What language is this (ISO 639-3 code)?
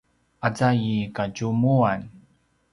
pwn